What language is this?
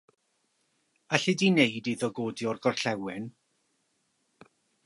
Welsh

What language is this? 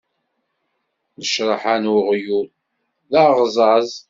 Kabyle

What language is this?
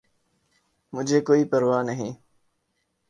Urdu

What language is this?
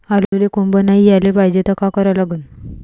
Marathi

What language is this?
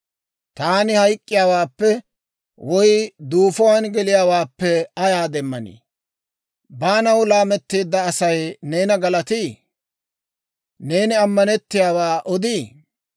Dawro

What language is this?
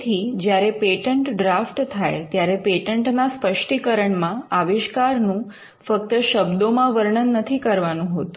Gujarati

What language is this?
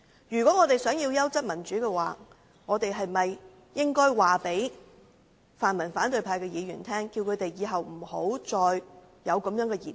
Cantonese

